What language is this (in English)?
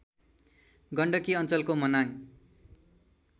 Nepali